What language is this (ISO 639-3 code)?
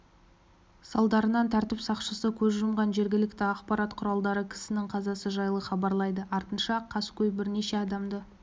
kaz